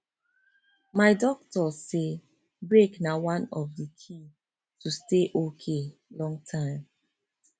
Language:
Nigerian Pidgin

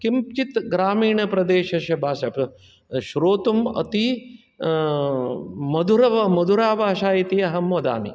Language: Sanskrit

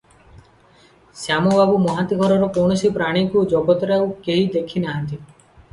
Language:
Odia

